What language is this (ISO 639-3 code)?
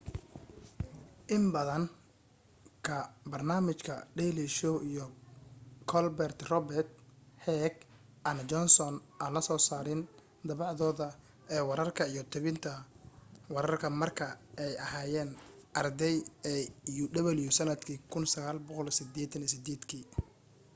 som